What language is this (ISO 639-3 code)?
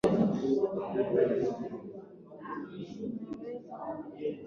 swa